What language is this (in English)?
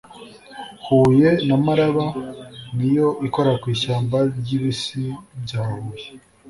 Kinyarwanda